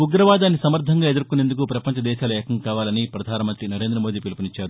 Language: Telugu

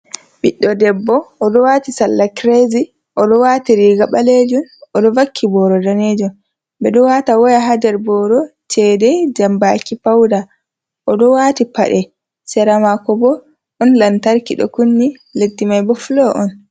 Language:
Fula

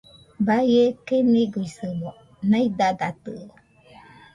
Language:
Nüpode Huitoto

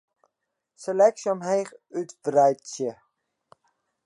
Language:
Western Frisian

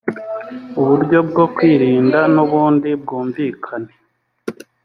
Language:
Kinyarwanda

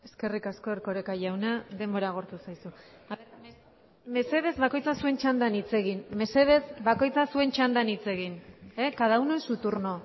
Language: Basque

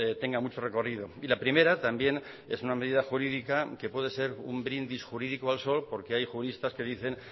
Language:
Spanish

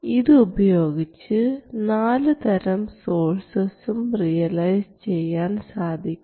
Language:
Malayalam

